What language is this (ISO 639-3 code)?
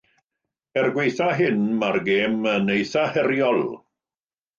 cym